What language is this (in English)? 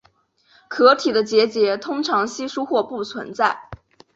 Chinese